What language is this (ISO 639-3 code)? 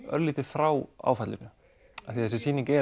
isl